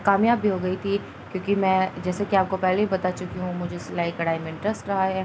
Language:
Urdu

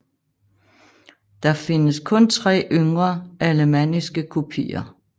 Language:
Danish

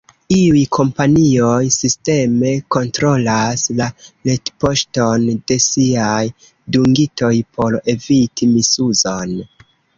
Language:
Esperanto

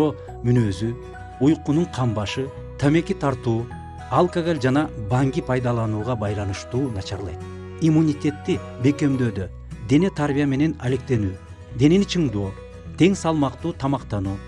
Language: Turkish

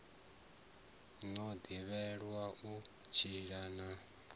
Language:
Venda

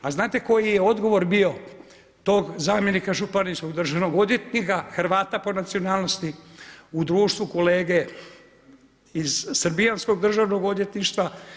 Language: Croatian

